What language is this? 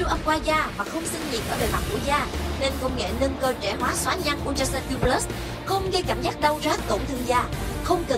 Vietnamese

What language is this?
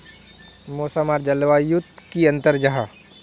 Magahi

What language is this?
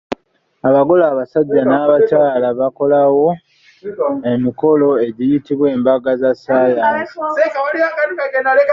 Ganda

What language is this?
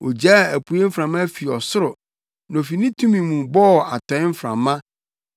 Akan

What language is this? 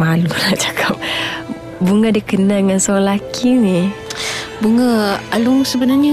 Malay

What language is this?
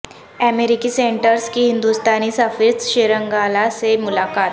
Urdu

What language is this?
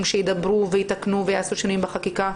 Hebrew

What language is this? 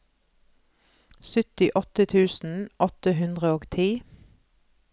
Norwegian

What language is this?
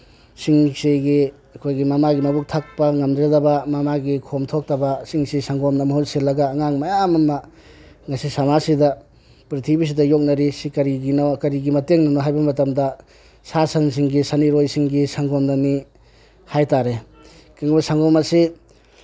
Manipuri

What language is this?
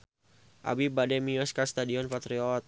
Sundanese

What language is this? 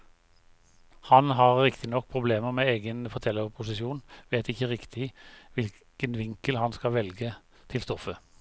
Norwegian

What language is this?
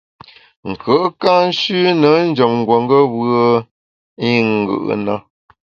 Bamun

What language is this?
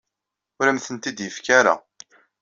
Kabyle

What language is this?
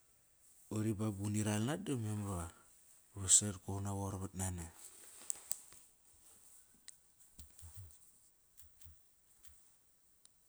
Kairak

